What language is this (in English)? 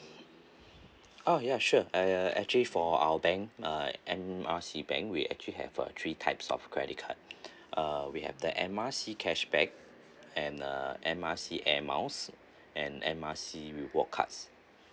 English